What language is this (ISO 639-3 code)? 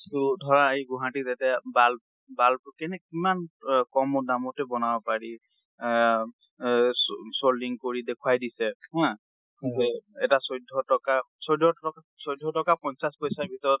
asm